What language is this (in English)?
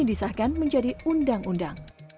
Indonesian